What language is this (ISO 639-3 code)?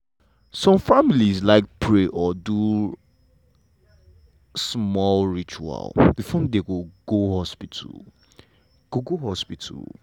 pcm